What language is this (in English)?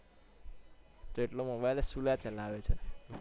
Gujarati